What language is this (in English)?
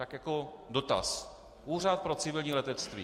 Czech